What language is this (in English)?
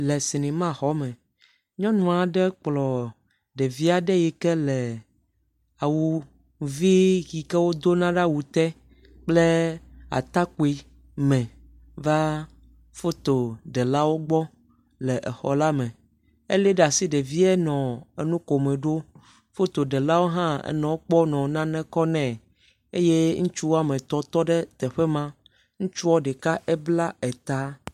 Ewe